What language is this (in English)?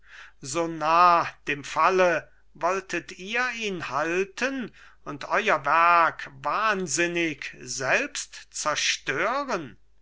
German